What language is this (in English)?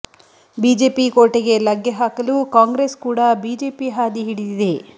Kannada